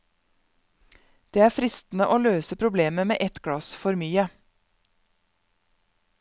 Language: Norwegian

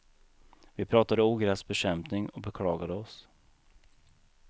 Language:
Swedish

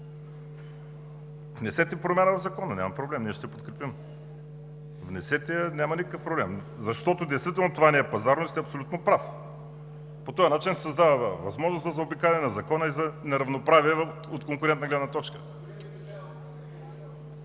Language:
Bulgarian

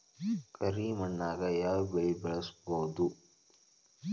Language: Kannada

